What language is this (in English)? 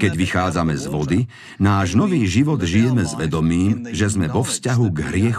Slovak